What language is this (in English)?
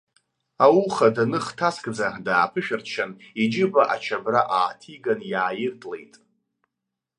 Abkhazian